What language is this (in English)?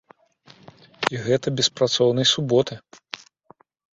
Belarusian